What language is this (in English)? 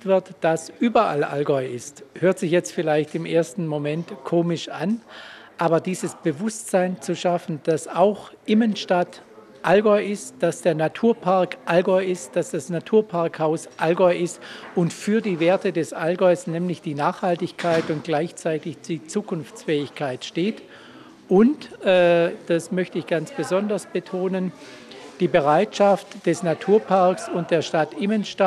German